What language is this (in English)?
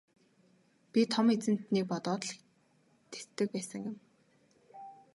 Mongolian